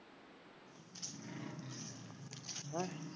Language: Punjabi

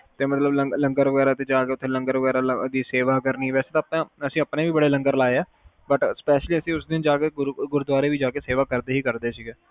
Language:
Punjabi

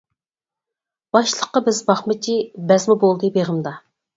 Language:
Uyghur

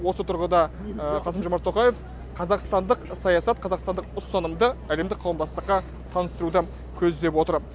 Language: Kazakh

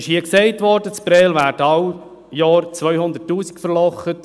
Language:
Swiss German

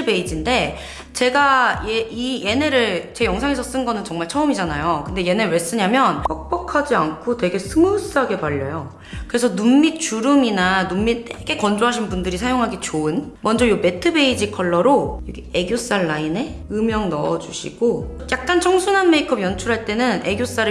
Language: Korean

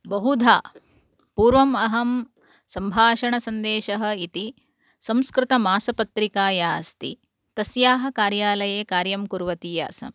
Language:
Sanskrit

